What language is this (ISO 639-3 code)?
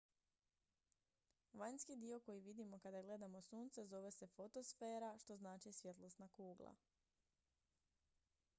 hrv